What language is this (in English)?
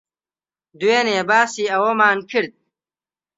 Central Kurdish